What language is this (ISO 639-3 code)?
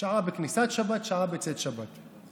heb